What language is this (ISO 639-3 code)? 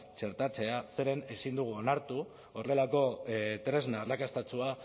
eus